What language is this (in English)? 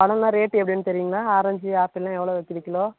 Tamil